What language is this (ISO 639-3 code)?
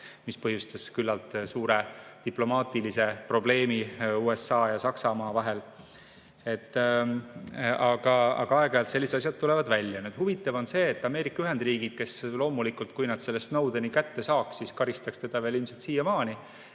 est